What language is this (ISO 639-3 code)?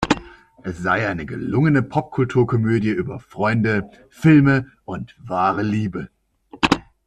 deu